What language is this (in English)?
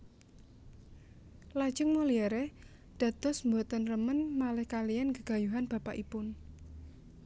Javanese